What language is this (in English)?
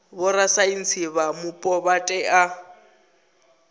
Venda